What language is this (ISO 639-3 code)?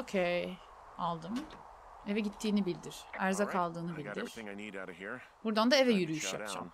tur